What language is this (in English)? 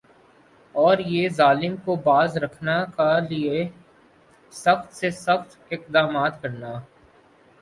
Urdu